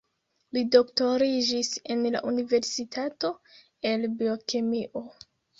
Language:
Esperanto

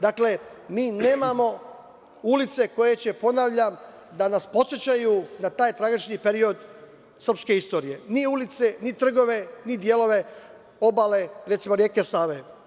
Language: Serbian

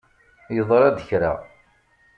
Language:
Kabyle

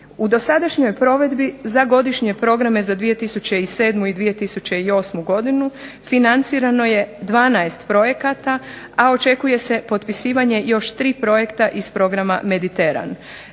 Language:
Croatian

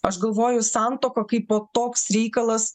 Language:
Lithuanian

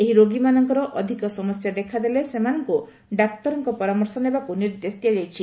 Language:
Odia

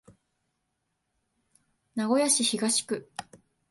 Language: Japanese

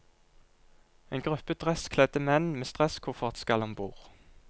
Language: Norwegian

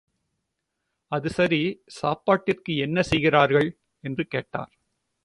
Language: Tamil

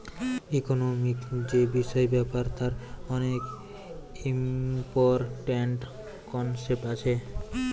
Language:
Bangla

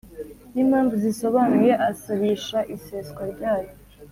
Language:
Kinyarwanda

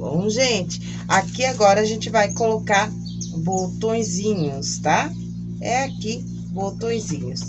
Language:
Portuguese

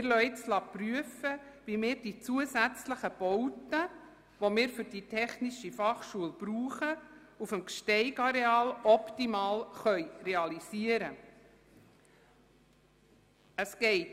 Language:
Swiss German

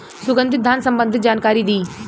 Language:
Bhojpuri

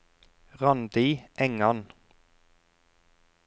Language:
Norwegian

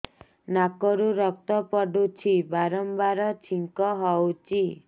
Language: Odia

